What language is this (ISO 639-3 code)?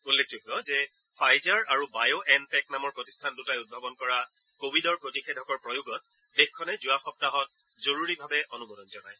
asm